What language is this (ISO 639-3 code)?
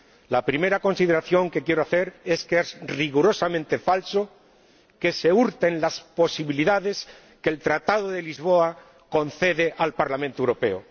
spa